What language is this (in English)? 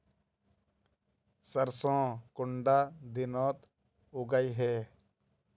Magahi